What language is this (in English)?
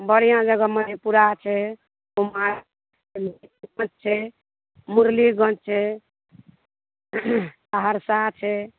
Maithili